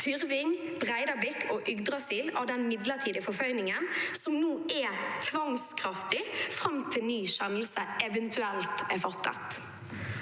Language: Norwegian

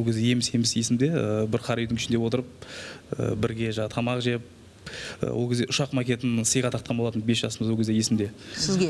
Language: Turkish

